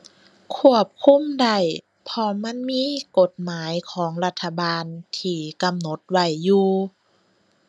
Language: Thai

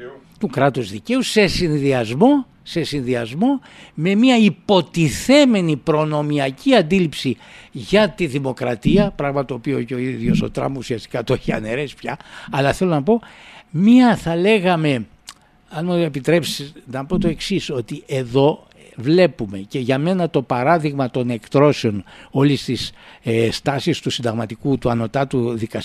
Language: Greek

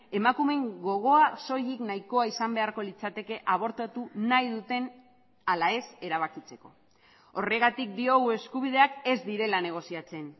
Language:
Basque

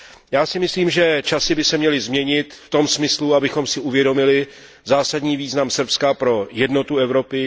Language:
Czech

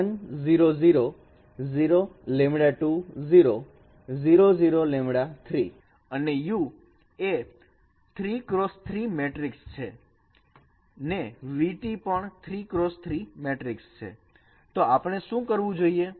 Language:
Gujarati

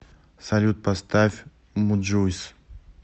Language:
Russian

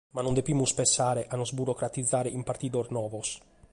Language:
Sardinian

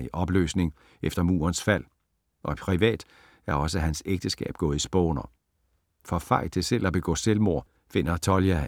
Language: Danish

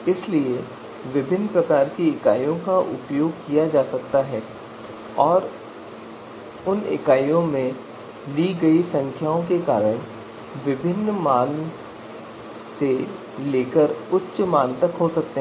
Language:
Hindi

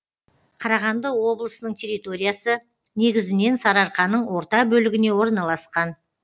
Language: Kazakh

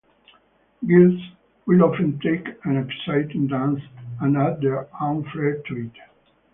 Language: English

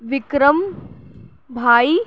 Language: Urdu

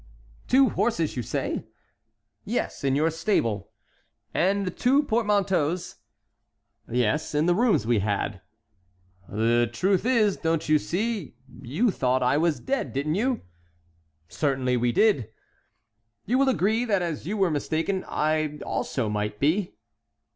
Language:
English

